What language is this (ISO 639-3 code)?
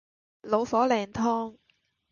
yue